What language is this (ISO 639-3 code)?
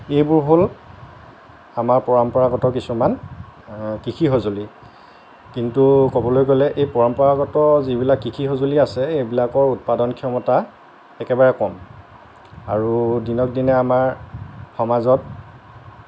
asm